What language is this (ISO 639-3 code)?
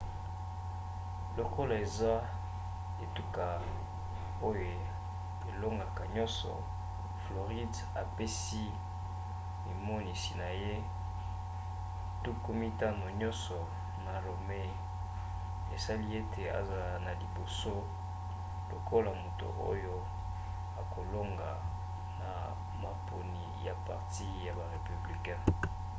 lin